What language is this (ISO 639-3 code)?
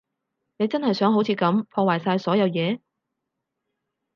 yue